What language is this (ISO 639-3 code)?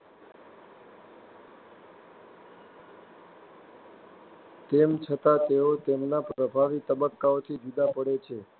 guj